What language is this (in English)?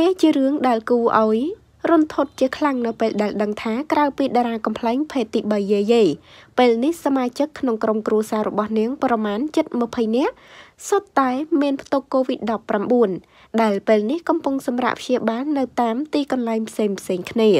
Thai